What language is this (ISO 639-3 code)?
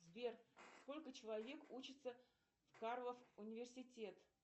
rus